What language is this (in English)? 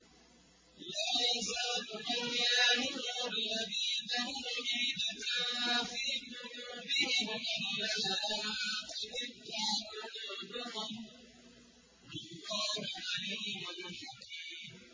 Arabic